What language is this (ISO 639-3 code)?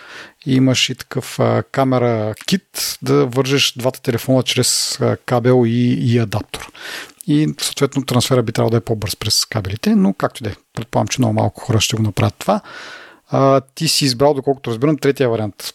bul